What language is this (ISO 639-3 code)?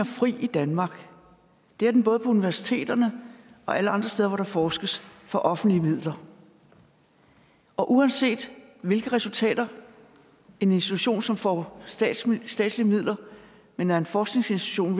dan